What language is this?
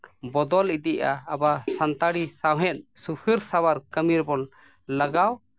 Santali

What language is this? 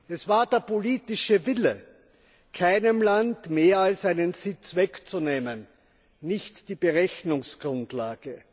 German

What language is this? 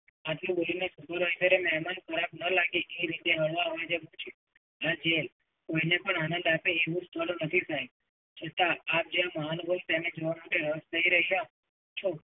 Gujarati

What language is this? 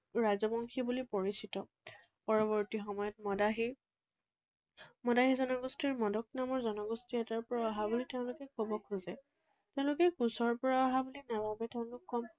Assamese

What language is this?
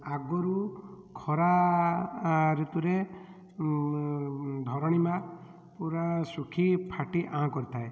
Odia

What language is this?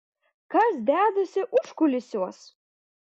Lithuanian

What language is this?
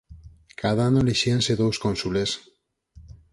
Galician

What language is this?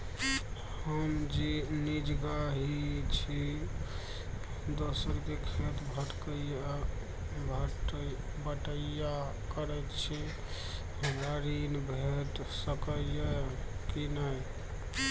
Maithili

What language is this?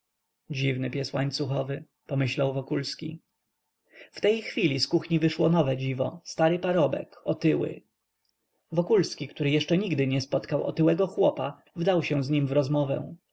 Polish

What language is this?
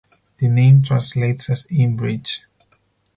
English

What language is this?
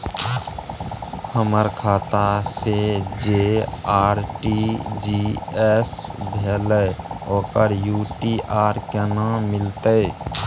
Maithili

